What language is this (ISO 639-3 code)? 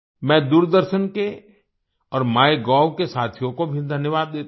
hin